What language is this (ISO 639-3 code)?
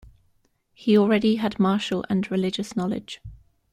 eng